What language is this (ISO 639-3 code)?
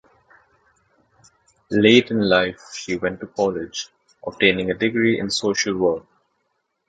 eng